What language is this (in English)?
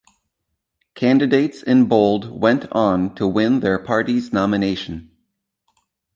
English